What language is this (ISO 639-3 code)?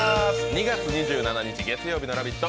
jpn